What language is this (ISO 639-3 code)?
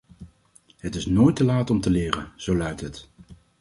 nld